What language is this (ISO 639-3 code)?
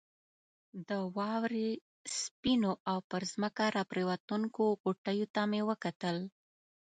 pus